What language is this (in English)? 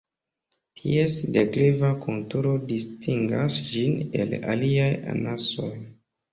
Esperanto